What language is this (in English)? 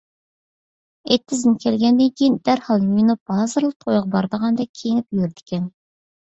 Uyghur